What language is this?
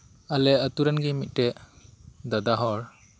Santali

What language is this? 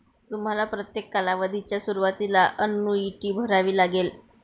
Marathi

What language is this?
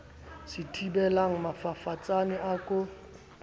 Southern Sotho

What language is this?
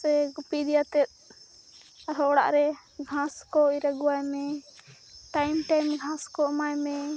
Santali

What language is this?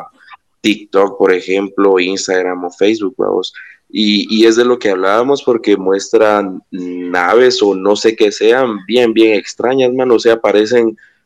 Spanish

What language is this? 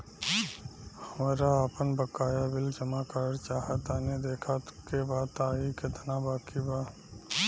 Bhojpuri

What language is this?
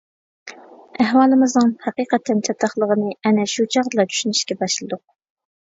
Uyghur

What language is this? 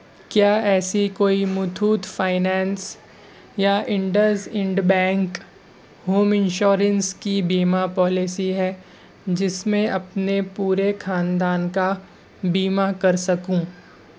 Urdu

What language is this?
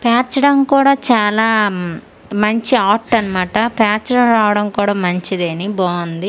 Telugu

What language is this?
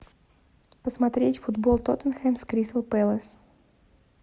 Russian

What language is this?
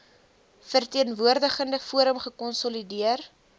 Afrikaans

